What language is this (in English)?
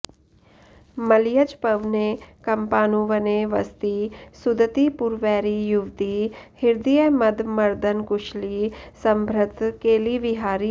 Sanskrit